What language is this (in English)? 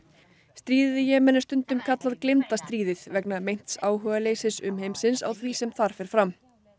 Icelandic